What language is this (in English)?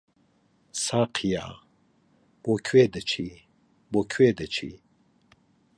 Central Kurdish